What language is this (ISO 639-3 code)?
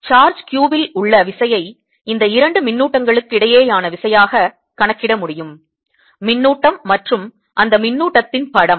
tam